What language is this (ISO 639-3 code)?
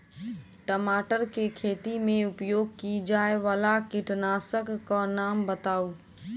mai